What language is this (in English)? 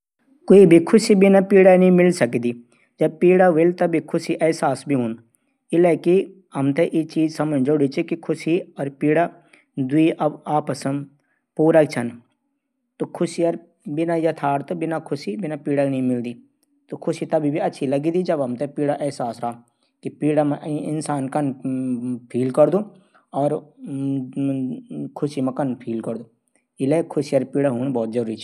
Garhwali